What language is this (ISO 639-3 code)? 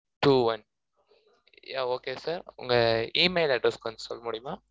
tam